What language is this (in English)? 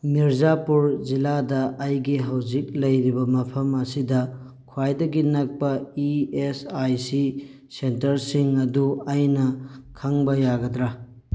Manipuri